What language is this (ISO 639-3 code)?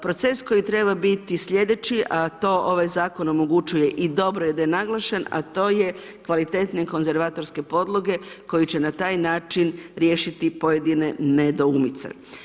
hrv